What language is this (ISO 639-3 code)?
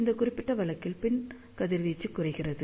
tam